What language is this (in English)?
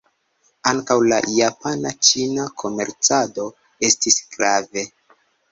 Esperanto